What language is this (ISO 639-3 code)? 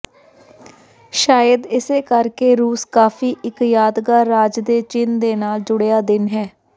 pan